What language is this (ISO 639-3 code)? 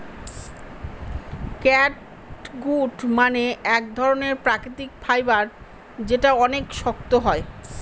ben